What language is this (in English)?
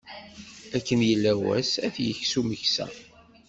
Kabyle